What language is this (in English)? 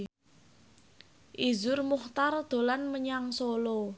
Javanese